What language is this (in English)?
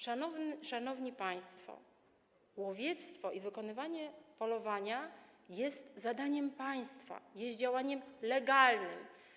Polish